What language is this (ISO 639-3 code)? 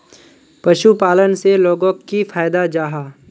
mag